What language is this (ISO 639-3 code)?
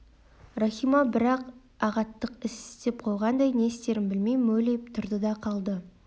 kaz